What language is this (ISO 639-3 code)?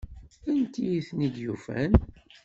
kab